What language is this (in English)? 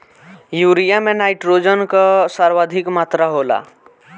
Bhojpuri